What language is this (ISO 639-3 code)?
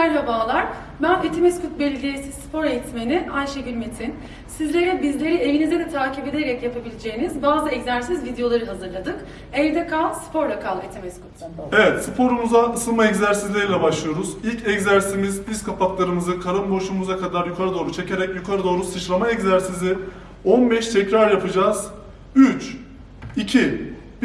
tur